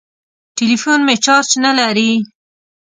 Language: Pashto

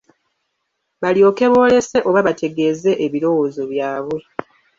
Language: Ganda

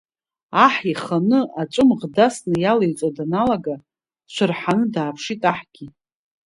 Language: Abkhazian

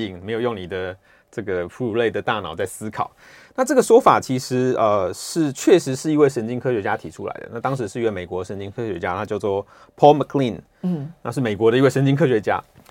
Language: Chinese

